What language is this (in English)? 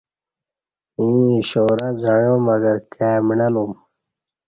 Kati